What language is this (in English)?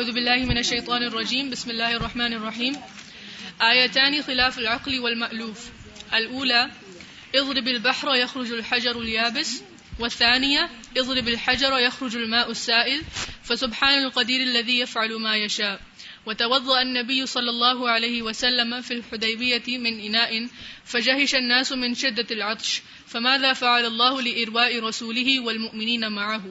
Urdu